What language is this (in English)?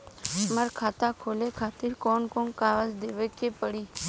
Bhojpuri